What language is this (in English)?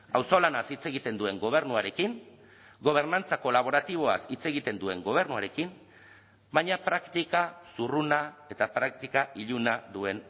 Basque